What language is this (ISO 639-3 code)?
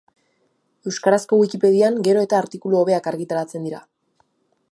eus